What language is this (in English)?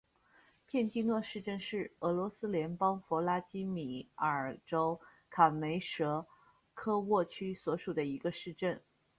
Chinese